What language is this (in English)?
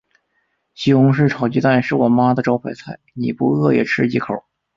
Chinese